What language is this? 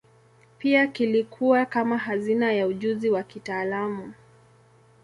Swahili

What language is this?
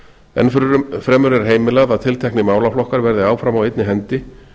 Icelandic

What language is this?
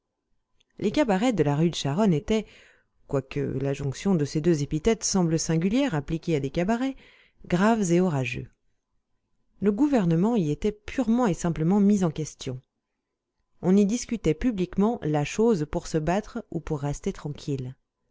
French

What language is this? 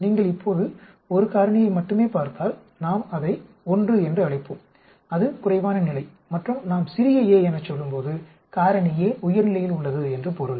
Tamil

